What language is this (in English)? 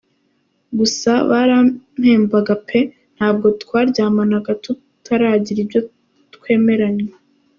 Kinyarwanda